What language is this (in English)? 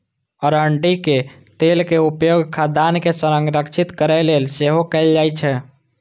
Maithili